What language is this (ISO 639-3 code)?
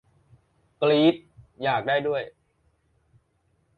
tha